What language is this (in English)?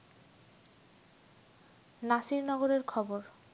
Bangla